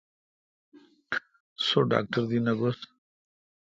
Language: Kalkoti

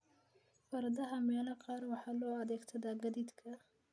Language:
Somali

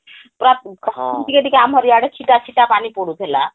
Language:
Odia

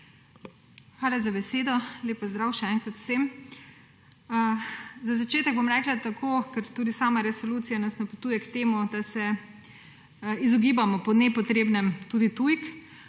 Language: Slovenian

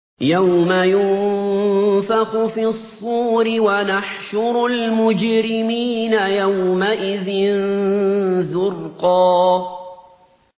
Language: Arabic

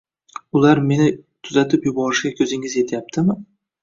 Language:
Uzbek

